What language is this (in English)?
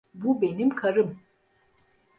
Turkish